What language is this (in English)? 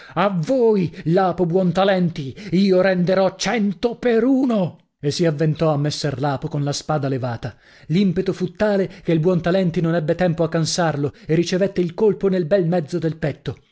Italian